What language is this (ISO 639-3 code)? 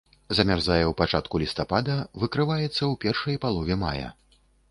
bel